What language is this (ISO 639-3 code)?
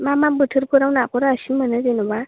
brx